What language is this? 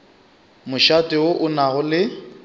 Northern Sotho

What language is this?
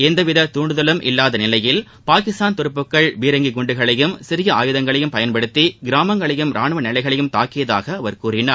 Tamil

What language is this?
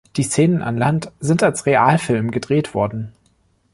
German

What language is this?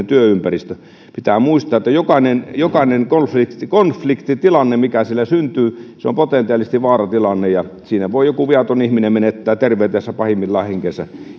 Finnish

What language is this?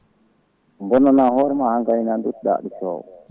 Fula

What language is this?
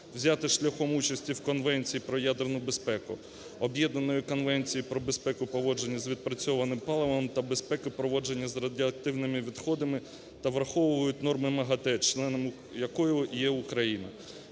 Ukrainian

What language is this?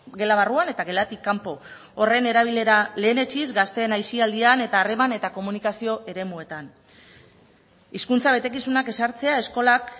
Basque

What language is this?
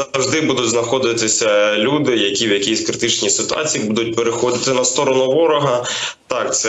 Ukrainian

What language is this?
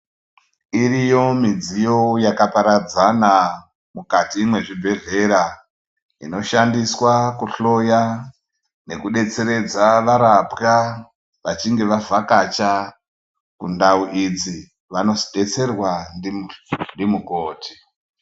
Ndau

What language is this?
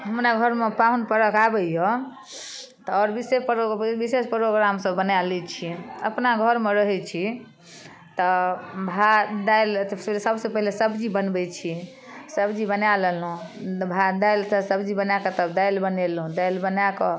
Maithili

